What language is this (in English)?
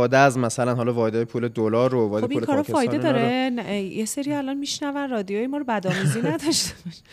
Persian